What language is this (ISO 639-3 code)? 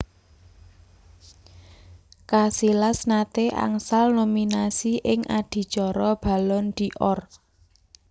jav